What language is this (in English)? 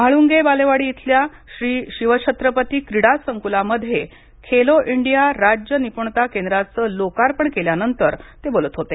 Marathi